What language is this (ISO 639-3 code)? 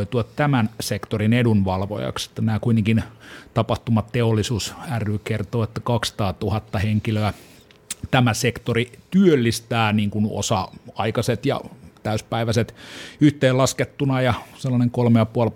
fin